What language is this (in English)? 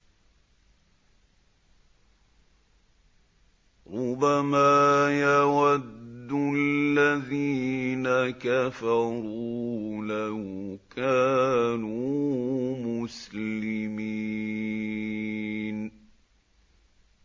Arabic